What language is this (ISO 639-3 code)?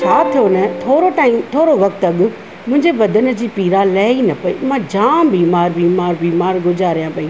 snd